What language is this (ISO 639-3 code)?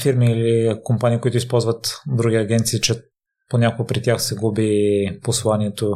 bul